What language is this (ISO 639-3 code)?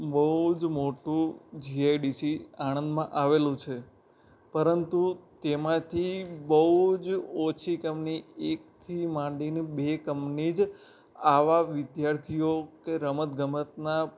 guj